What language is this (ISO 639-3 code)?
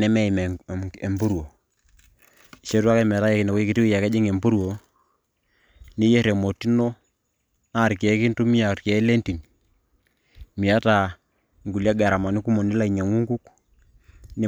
mas